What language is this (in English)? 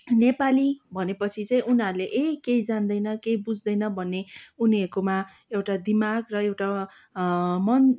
Nepali